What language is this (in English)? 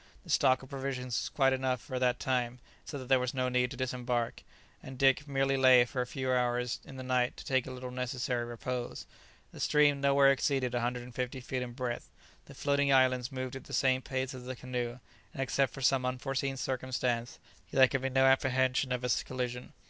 English